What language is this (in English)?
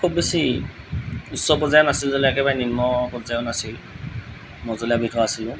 Assamese